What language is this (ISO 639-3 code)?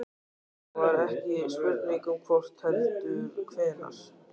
isl